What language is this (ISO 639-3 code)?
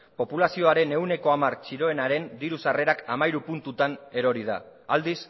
eus